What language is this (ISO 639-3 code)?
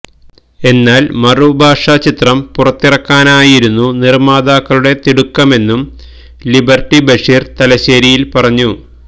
mal